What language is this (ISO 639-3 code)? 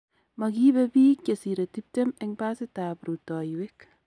kln